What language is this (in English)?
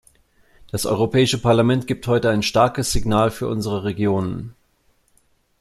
German